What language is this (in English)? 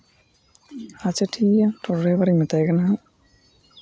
Santali